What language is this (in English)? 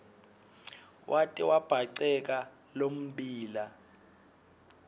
Swati